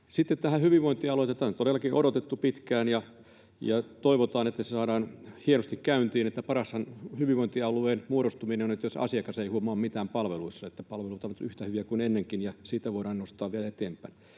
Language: Finnish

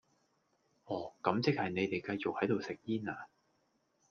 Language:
Cantonese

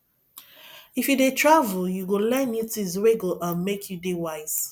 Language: Nigerian Pidgin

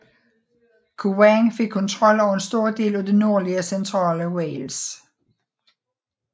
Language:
Danish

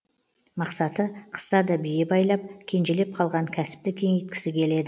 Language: Kazakh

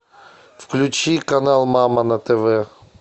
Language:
Russian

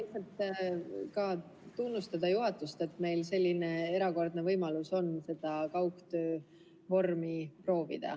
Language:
Estonian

